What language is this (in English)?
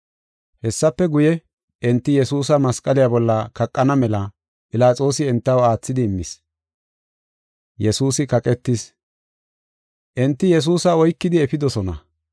Gofa